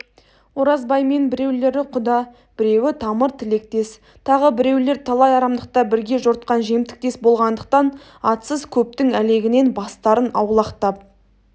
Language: Kazakh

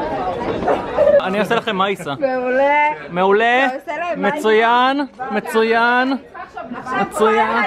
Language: Hebrew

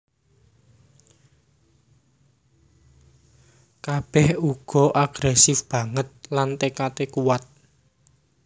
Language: Javanese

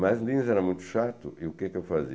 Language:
Portuguese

